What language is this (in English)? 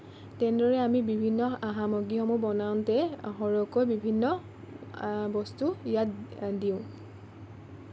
Assamese